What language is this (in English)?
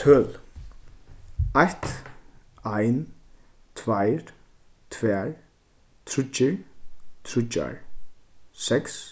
Faroese